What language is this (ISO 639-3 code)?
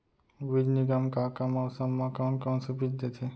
hne